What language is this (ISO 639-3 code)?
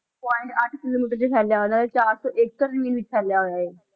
pan